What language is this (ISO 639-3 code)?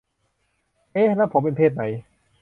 tha